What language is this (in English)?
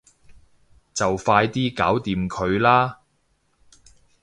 Cantonese